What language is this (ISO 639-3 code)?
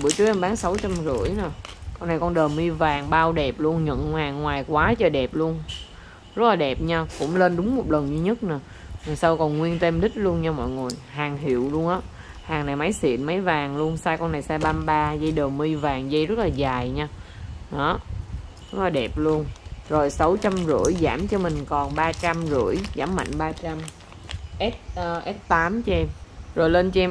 vie